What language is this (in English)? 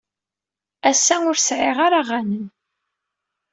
Kabyle